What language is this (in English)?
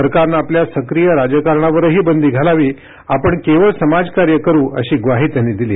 Marathi